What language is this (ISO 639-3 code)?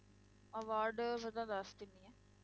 pan